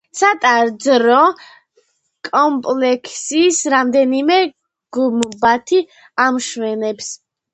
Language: Georgian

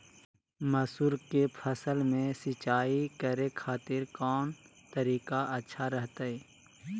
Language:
Magahi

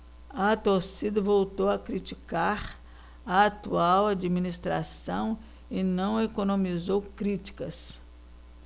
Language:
Portuguese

